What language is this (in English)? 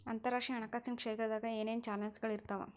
Kannada